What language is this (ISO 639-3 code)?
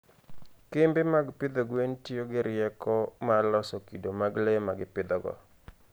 luo